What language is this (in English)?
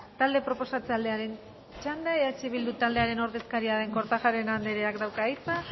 Basque